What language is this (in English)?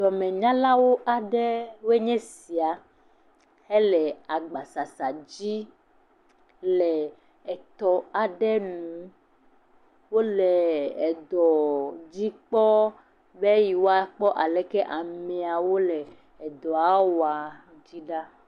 Ewe